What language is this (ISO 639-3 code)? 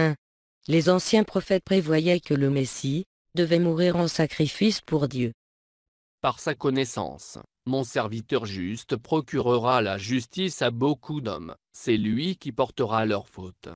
fra